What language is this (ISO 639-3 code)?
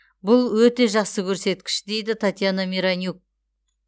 kaz